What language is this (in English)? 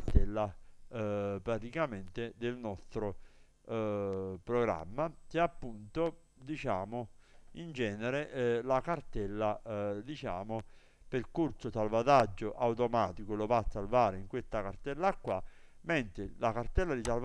Italian